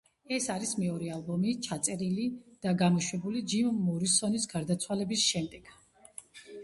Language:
Georgian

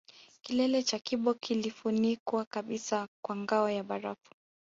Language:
Swahili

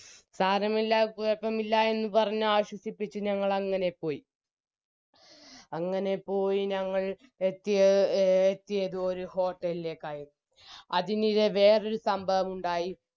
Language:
Malayalam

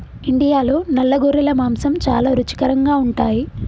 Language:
Telugu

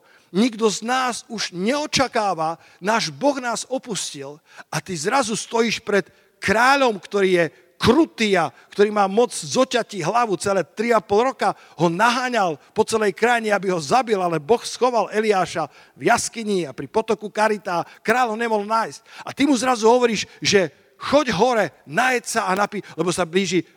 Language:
Slovak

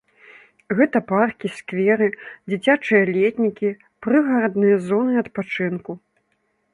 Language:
Belarusian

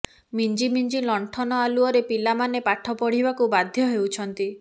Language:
Odia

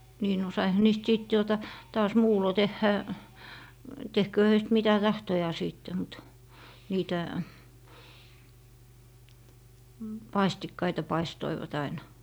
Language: Finnish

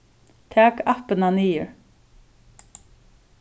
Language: Faroese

